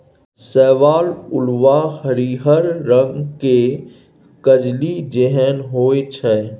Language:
Maithili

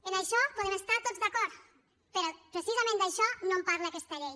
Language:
Catalan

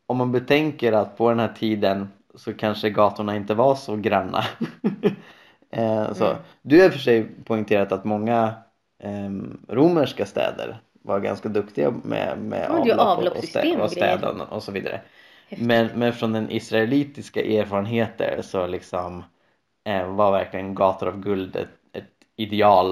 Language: Swedish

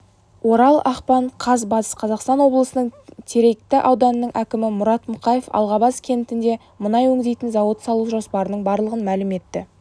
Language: Kazakh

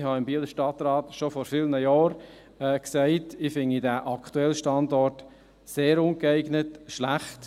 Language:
Swiss German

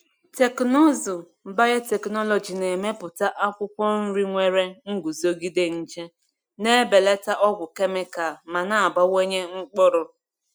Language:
Igbo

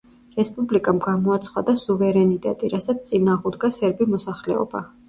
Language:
Georgian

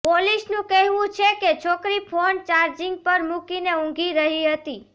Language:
Gujarati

